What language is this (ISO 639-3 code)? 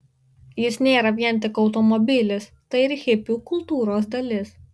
lit